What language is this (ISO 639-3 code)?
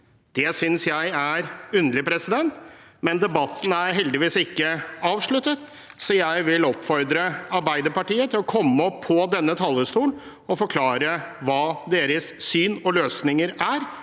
nor